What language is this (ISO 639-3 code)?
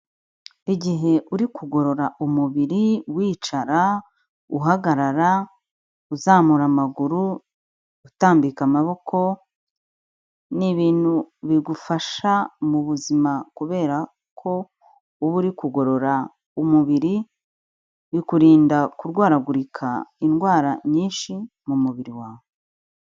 kin